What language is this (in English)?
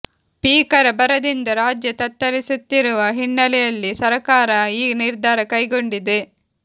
Kannada